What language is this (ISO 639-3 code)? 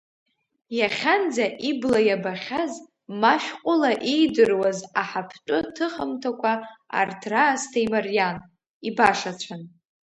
abk